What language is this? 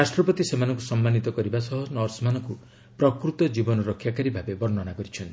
Odia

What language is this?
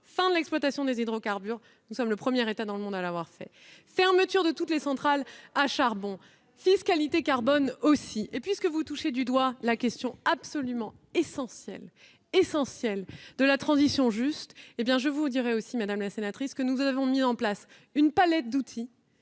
French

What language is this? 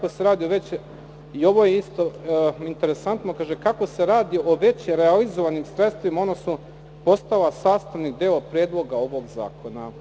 Serbian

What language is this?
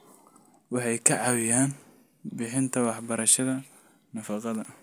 Somali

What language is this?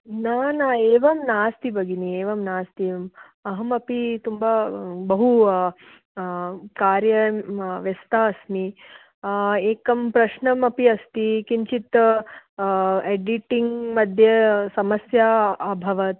Sanskrit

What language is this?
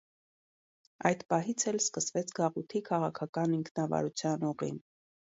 Armenian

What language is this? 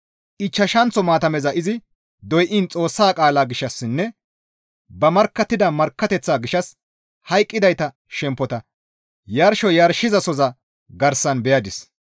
Gamo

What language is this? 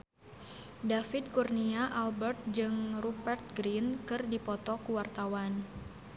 Sundanese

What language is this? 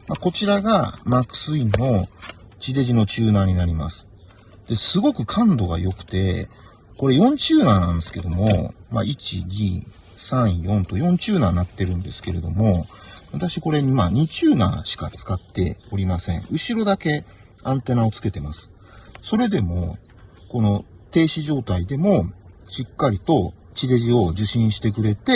Japanese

